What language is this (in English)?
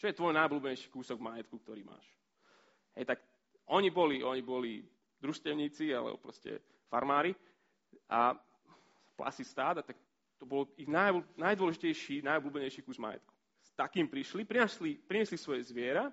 Slovak